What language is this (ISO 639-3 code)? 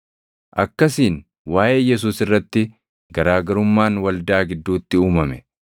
orm